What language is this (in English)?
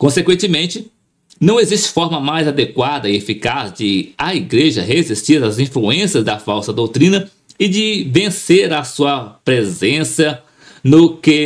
Portuguese